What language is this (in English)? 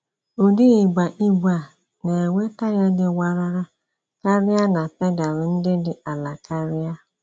Igbo